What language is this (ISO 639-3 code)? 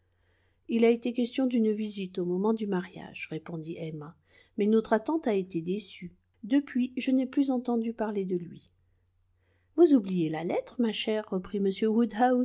fra